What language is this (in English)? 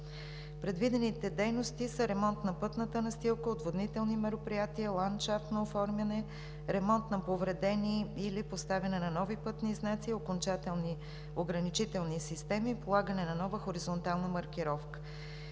Bulgarian